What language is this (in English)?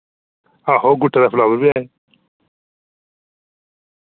Dogri